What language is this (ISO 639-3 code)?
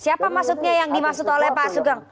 ind